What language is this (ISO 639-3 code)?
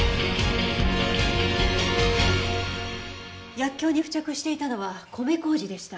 jpn